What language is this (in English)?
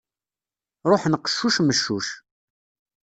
Kabyle